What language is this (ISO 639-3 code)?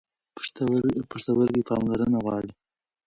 pus